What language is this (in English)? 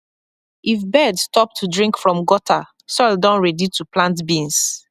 Nigerian Pidgin